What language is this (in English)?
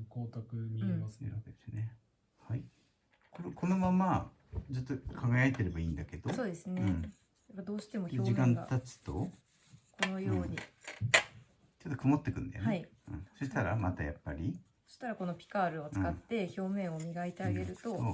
Japanese